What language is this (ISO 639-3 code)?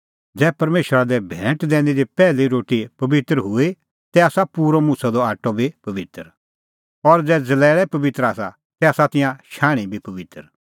kfx